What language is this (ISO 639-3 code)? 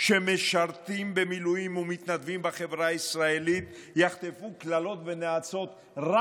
heb